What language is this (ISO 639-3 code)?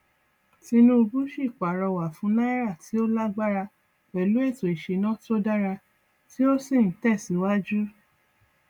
yor